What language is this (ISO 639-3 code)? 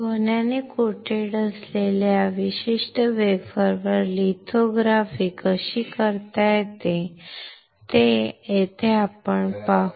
mar